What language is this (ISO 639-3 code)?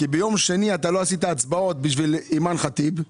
heb